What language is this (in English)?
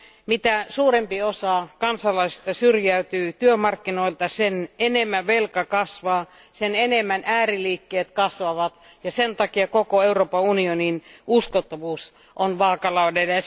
Finnish